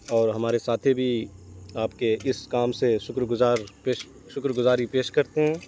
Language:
Urdu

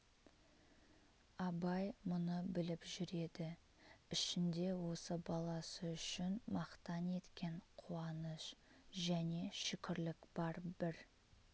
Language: Kazakh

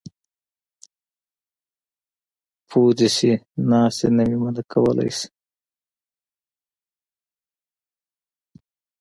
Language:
Pashto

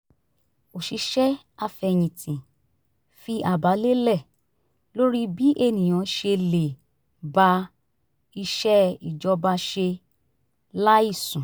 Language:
Yoruba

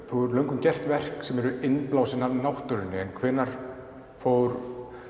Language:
Icelandic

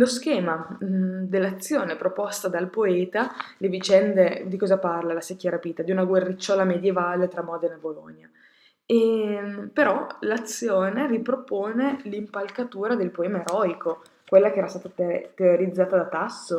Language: Italian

